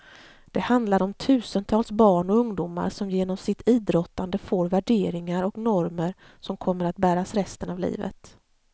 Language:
Swedish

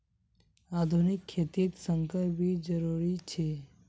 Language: Magahi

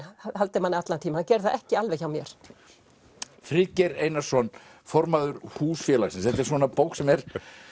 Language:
Icelandic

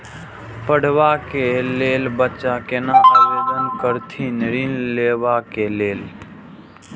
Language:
Maithili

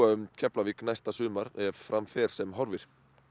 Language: Icelandic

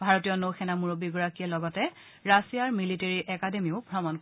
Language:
Assamese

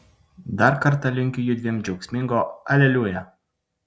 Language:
Lithuanian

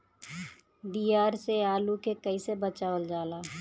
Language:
Bhojpuri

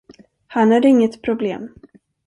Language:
Swedish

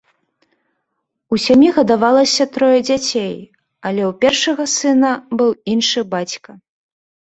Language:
Belarusian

